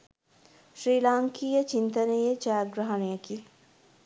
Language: Sinhala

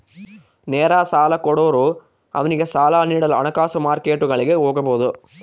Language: Kannada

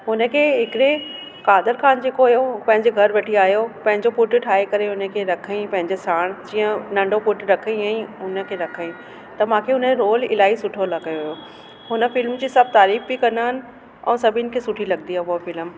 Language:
Sindhi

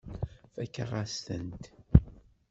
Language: Kabyle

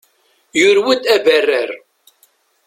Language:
Kabyle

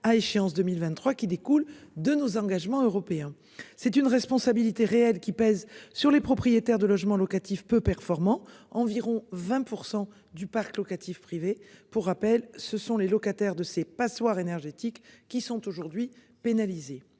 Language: French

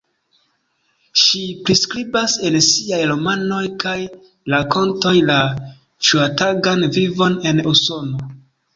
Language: Esperanto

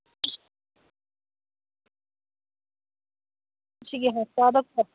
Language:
Manipuri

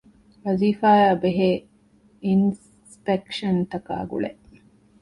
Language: Divehi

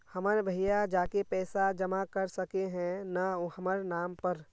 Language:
Magahi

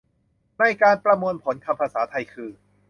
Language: Thai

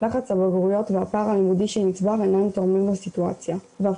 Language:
Hebrew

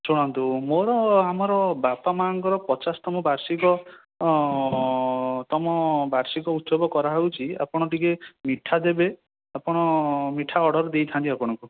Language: Odia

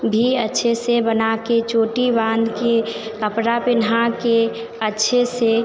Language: Hindi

